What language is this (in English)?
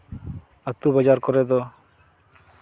Santali